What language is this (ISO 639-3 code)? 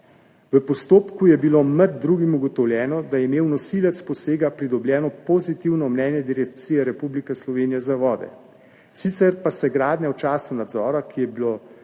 slv